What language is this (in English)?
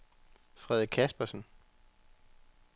Danish